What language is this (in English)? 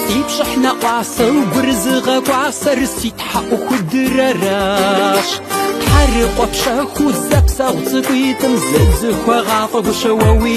Arabic